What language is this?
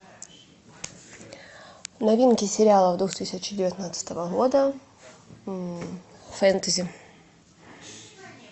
Russian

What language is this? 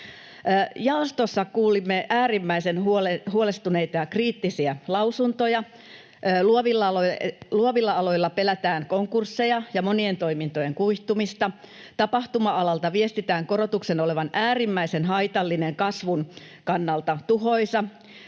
Finnish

